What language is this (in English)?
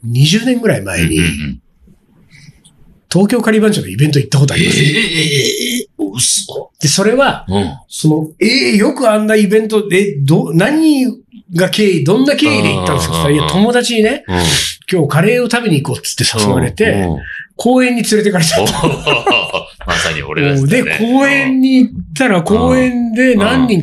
Japanese